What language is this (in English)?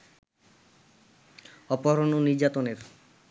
Bangla